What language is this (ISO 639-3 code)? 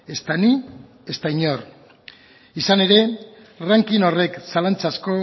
eus